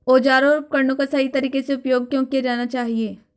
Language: Hindi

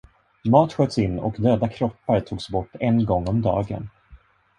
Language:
Swedish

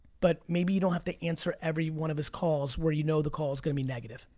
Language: English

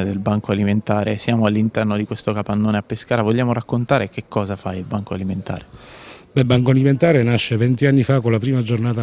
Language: Italian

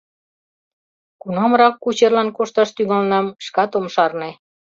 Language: Mari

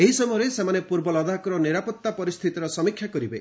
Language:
Odia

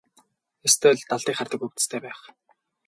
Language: Mongolian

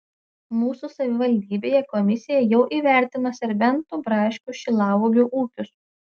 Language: Lithuanian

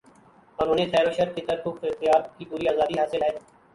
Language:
Urdu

